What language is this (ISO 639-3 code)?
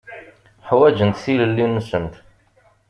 kab